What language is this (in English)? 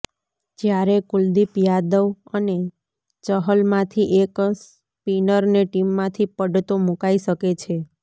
Gujarati